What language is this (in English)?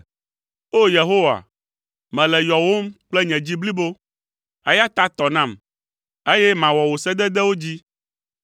Ewe